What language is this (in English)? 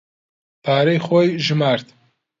Central Kurdish